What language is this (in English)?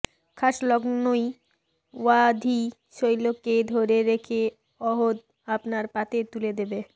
Bangla